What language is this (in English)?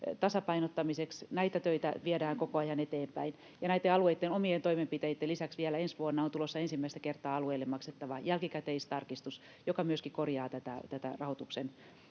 Finnish